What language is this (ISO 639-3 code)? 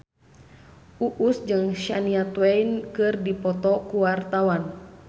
sun